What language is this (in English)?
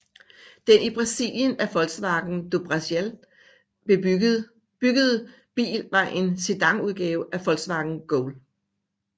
Danish